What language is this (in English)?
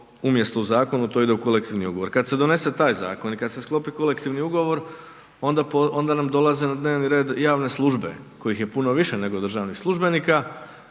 Croatian